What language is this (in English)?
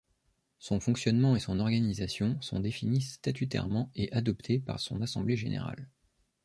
French